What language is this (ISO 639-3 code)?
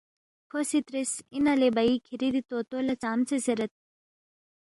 bft